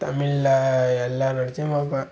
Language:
Tamil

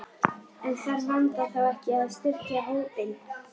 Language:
Icelandic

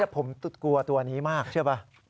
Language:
Thai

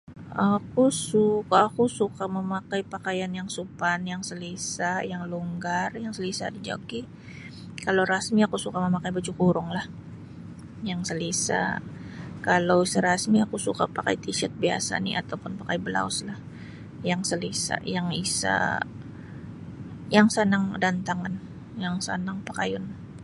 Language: Sabah Bisaya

